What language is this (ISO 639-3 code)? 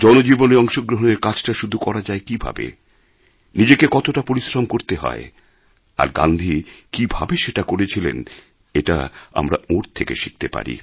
ben